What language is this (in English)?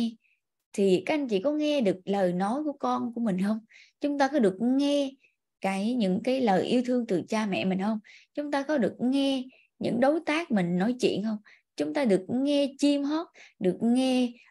Vietnamese